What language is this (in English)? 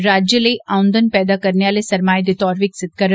Dogri